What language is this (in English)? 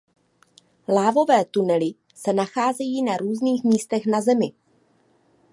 Czech